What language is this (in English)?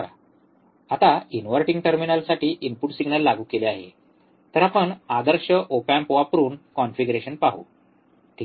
Marathi